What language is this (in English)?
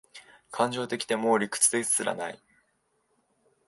Japanese